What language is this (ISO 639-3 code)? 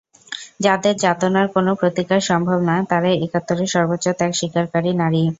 ben